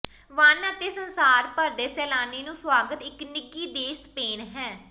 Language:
Punjabi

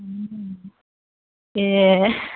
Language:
Bodo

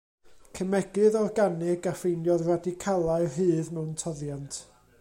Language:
Welsh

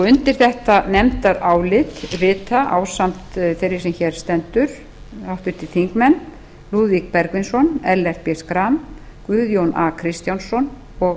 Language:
Icelandic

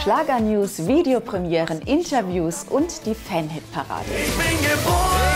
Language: German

